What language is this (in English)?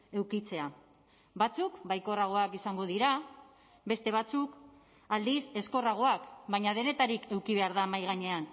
Basque